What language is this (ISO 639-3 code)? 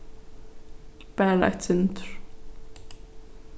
fao